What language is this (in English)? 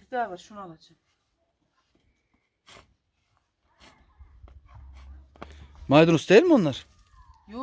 Turkish